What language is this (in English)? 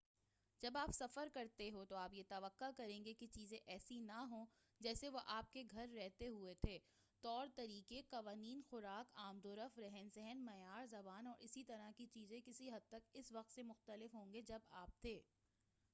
Urdu